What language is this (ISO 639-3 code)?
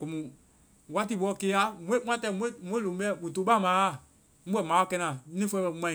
vai